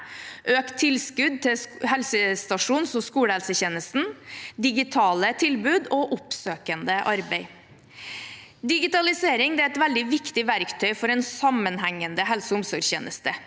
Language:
Norwegian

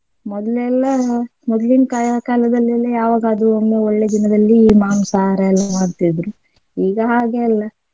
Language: Kannada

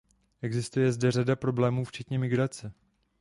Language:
Czech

